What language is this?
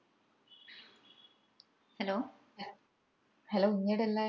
Malayalam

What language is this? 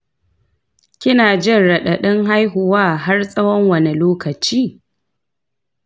Hausa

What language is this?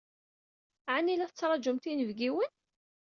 Kabyle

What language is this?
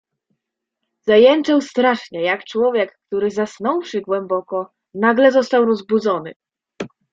Polish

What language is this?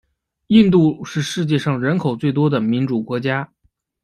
Chinese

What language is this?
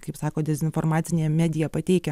Lithuanian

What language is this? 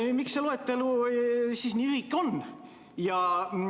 Estonian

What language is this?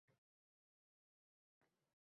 Uzbek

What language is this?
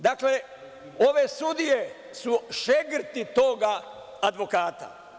Serbian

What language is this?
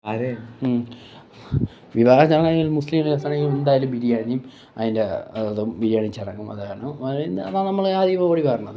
Malayalam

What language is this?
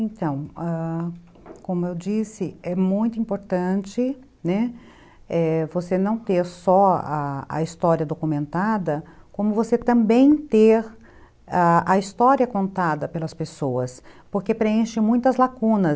Portuguese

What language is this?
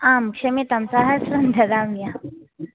Sanskrit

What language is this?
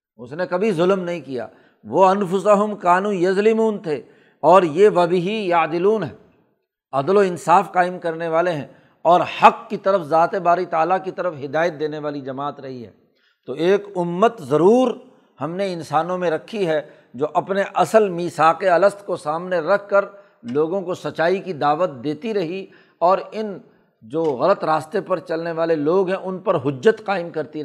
Urdu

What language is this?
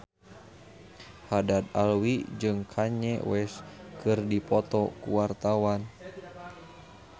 Sundanese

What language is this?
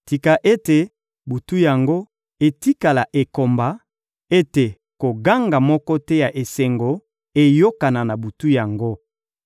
Lingala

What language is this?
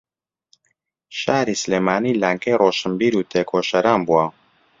Central Kurdish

